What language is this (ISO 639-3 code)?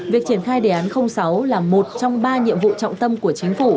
vie